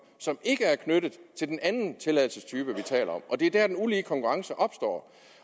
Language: Danish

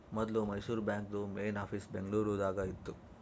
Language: Kannada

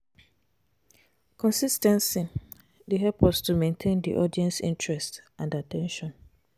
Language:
Nigerian Pidgin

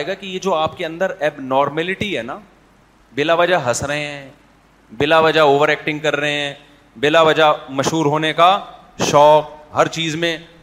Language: Urdu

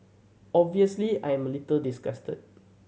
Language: English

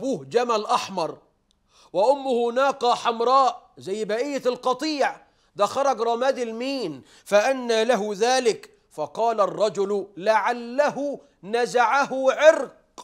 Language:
Arabic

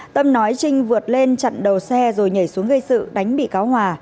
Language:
Vietnamese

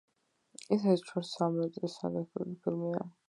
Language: Georgian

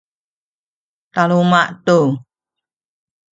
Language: Sakizaya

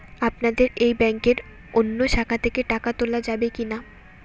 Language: Bangla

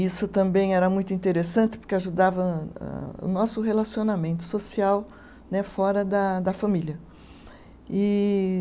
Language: Portuguese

